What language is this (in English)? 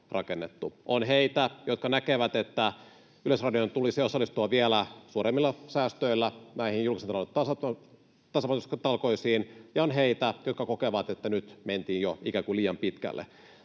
Finnish